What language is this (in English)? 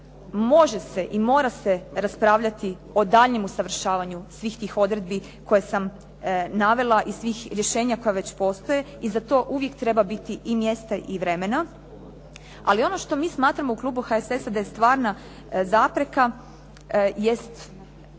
Croatian